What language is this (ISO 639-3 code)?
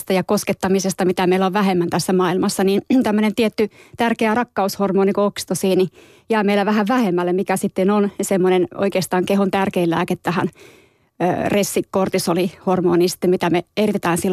fin